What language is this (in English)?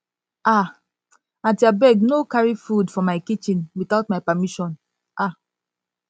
Nigerian Pidgin